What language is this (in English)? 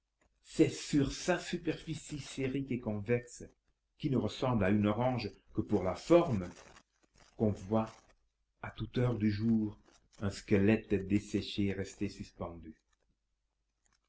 French